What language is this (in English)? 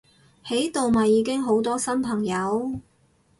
Cantonese